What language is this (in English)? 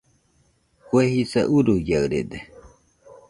Nüpode Huitoto